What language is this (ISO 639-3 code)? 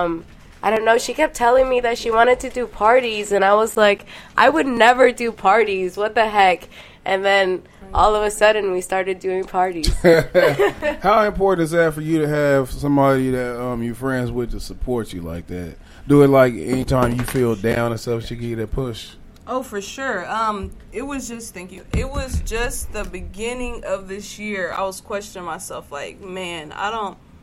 eng